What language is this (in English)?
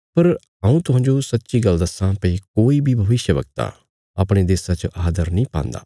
Bilaspuri